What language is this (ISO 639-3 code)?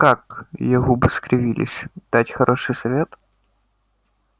rus